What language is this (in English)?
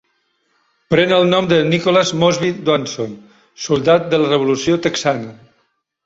Catalan